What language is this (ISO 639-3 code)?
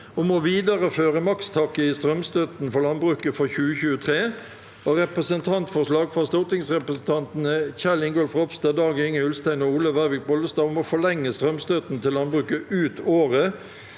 nor